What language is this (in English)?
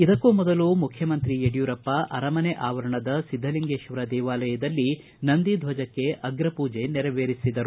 Kannada